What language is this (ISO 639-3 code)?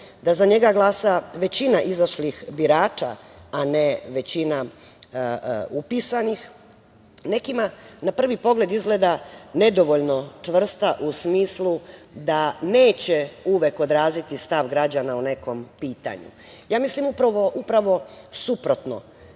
srp